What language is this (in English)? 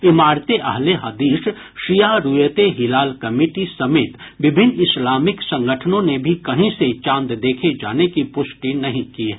Hindi